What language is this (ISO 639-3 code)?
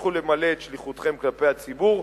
heb